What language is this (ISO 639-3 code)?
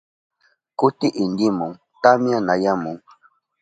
qup